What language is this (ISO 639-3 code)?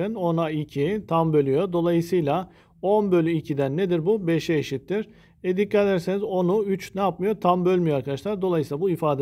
tur